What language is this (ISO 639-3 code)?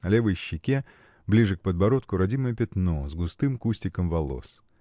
rus